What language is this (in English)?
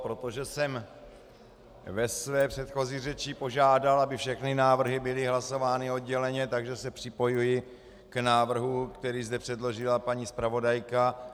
Czech